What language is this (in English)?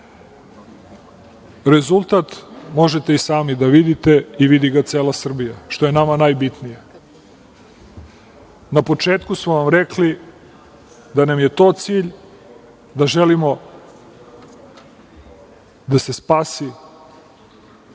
Serbian